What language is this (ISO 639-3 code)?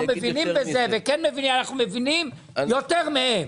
heb